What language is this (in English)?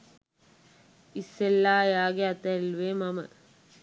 Sinhala